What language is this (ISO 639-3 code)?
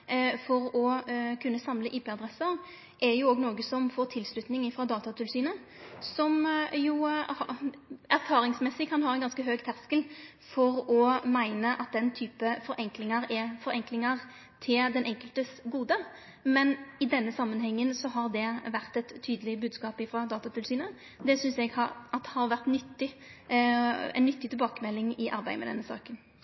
nor